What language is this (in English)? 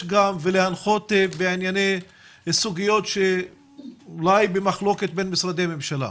Hebrew